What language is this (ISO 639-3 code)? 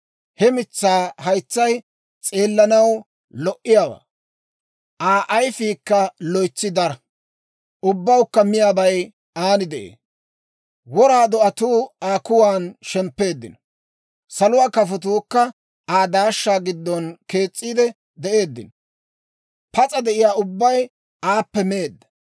dwr